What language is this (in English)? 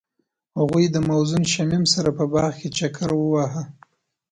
Pashto